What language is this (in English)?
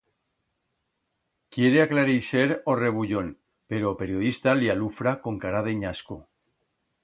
Aragonese